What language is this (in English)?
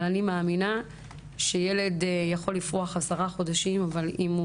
Hebrew